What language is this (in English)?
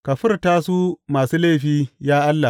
Hausa